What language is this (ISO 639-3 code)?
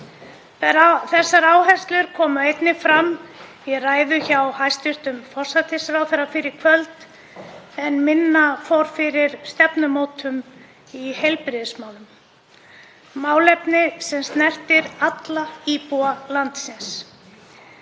isl